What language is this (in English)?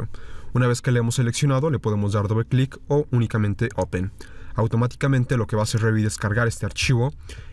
Spanish